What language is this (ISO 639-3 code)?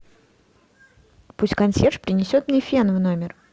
rus